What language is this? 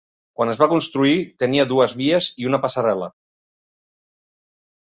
Catalan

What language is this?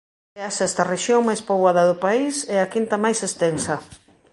Galician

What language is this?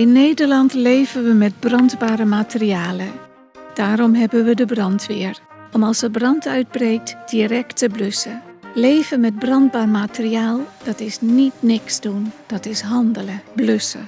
Dutch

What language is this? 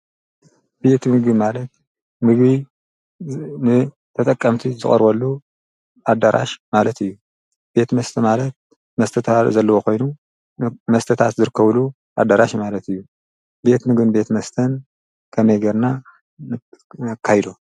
Tigrinya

